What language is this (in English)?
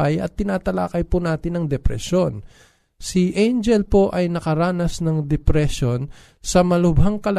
Filipino